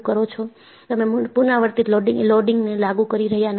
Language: Gujarati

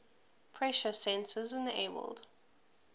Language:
English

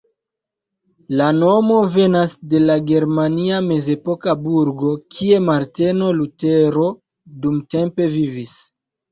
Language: Esperanto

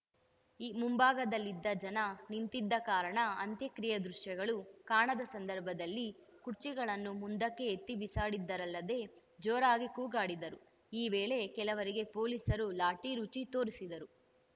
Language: Kannada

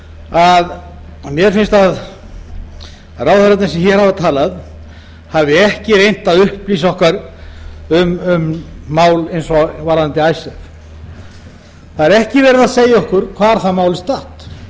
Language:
Icelandic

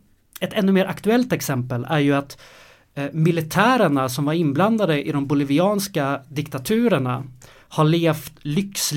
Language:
Swedish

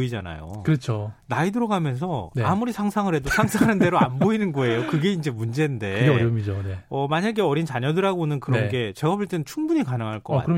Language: Korean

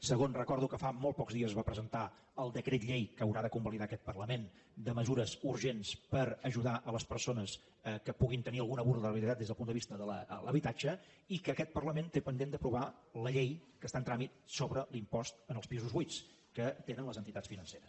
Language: Catalan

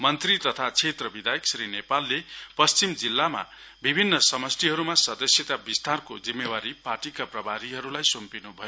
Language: Nepali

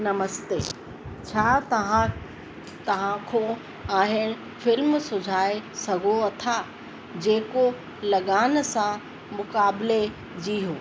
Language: Sindhi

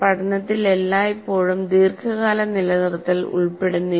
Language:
Malayalam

